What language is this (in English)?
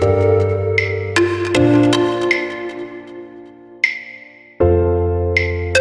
French